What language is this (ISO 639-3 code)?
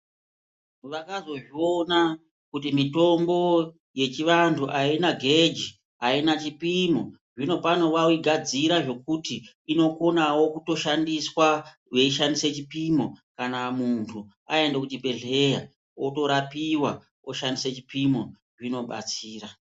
ndc